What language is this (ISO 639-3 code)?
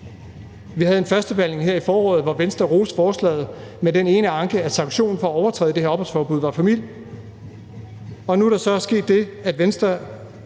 dan